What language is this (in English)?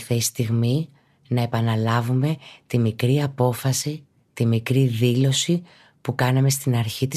Greek